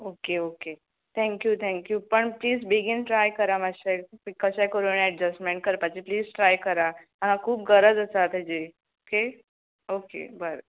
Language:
Konkani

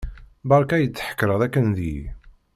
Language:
Kabyle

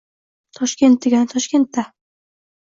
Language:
Uzbek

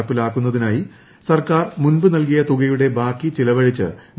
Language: Malayalam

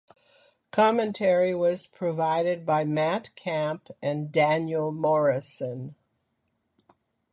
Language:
English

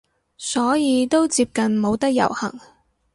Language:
Cantonese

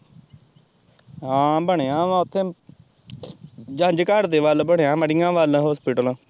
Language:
Punjabi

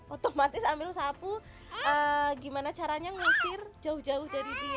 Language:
Indonesian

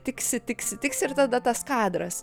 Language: Lithuanian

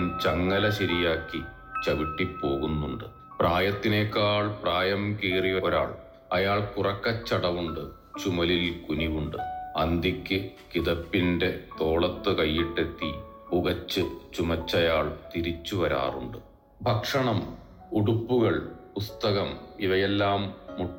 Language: Malayalam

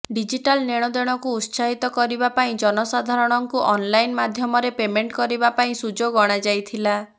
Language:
Odia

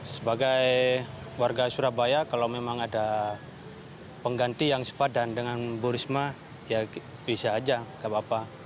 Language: Indonesian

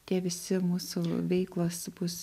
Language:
Lithuanian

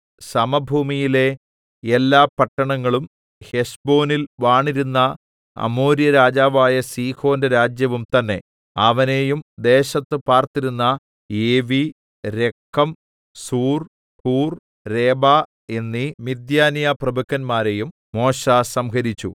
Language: Malayalam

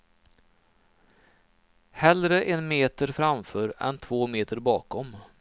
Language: Swedish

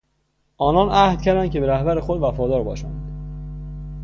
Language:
Persian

